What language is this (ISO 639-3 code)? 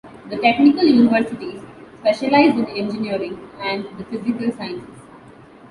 eng